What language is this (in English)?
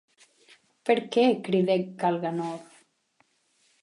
Occitan